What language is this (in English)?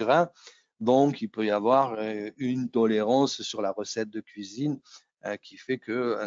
French